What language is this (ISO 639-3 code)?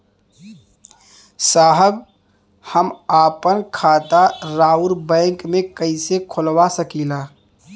bho